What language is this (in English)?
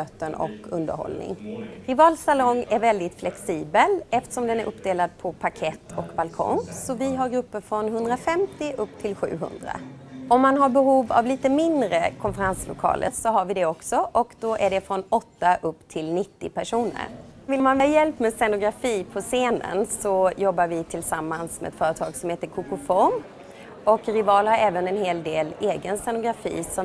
Swedish